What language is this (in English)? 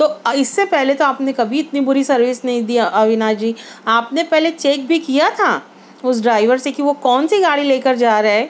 Urdu